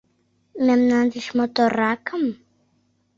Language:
Mari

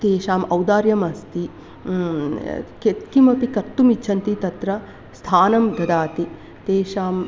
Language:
Sanskrit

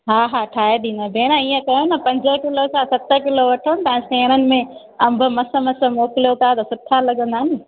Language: Sindhi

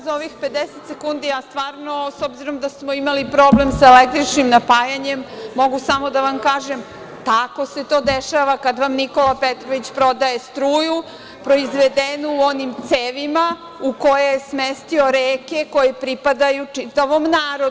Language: Serbian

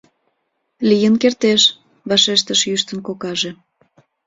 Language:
Mari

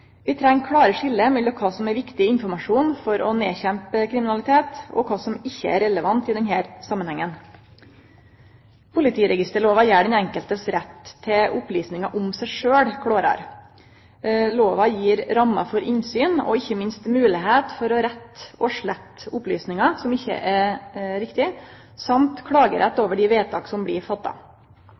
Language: Norwegian Nynorsk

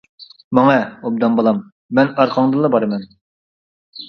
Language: Uyghur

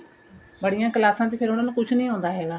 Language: Punjabi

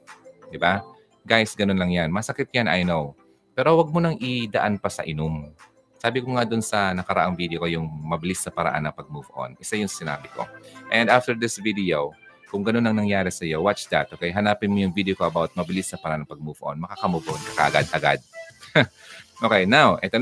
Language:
Filipino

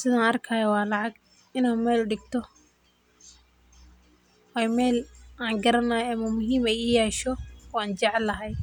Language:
Somali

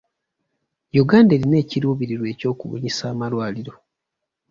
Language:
Ganda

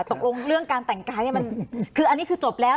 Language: Thai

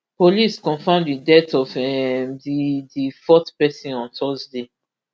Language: Nigerian Pidgin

